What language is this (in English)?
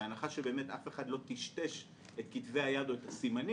Hebrew